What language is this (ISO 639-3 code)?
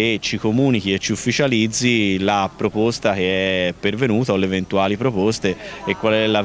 ita